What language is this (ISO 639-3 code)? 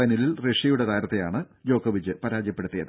mal